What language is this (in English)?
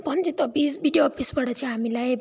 Nepali